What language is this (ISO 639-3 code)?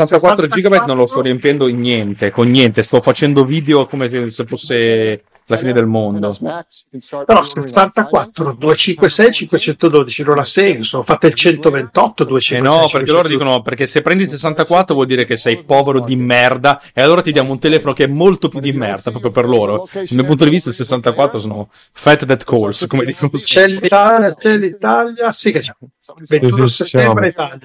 ita